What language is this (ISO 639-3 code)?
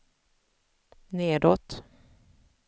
swe